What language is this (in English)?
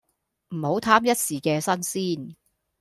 Cantonese